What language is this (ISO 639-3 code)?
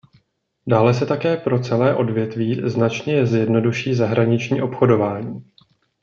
ces